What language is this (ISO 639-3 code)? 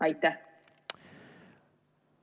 est